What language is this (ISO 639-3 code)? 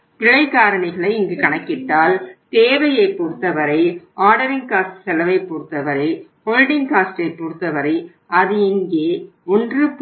tam